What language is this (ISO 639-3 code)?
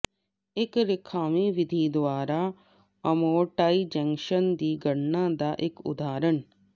pan